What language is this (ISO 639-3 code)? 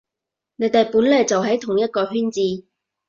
yue